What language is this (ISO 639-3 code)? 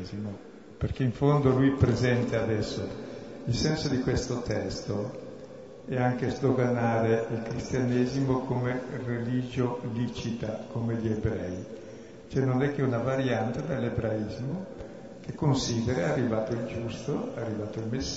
ita